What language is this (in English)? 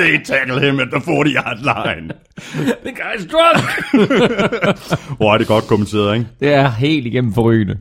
Danish